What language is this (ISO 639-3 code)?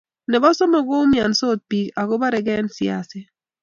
kln